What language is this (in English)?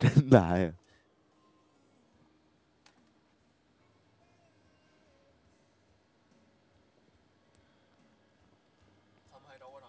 Chinese